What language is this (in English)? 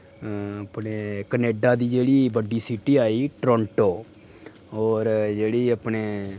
Dogri